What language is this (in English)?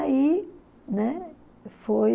Portuguese